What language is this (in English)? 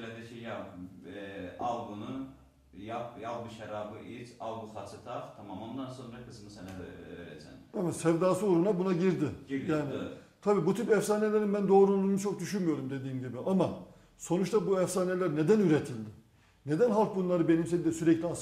Turkish